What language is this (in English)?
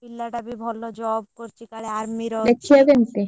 Odia